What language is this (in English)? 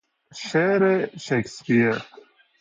Persian